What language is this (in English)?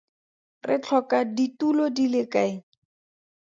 Tswana